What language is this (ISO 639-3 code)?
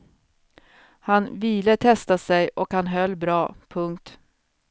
swe